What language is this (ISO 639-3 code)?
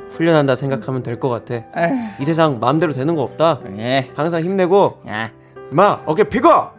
kor